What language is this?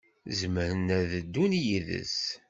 Kabyle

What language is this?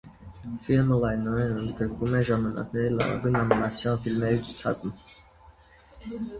Armenian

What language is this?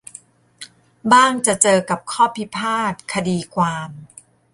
Thai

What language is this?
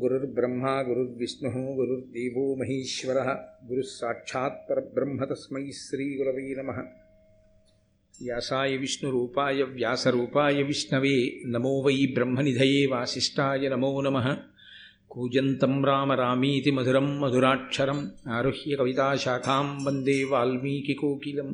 Telugu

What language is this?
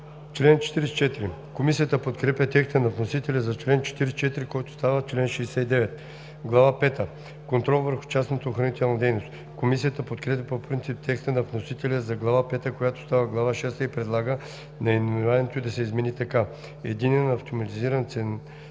Bulgarian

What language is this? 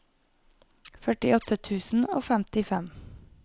Norwegian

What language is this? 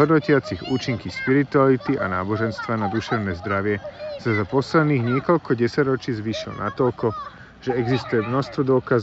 Slovak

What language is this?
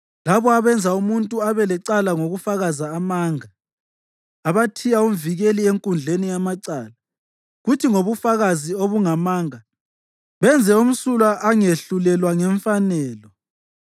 North Ndebele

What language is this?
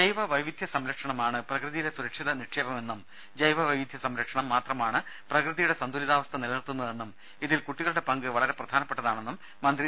Malayalam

